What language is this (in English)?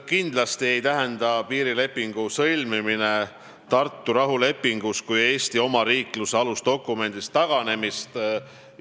Estonian